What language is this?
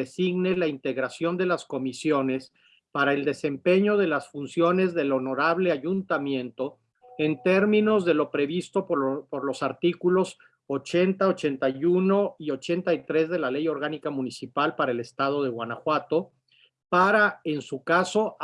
Spanish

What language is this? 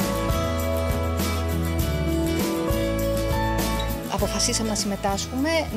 Greek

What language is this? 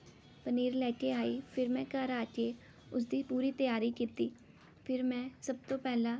Punjabi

